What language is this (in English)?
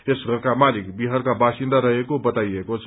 Nepali